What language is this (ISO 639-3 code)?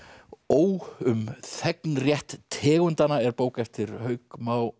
isl